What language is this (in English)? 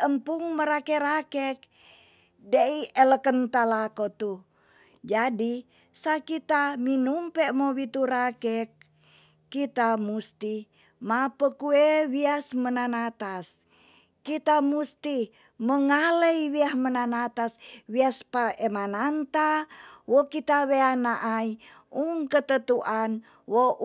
Tonsea